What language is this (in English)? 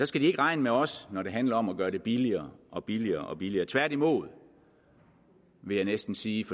Danish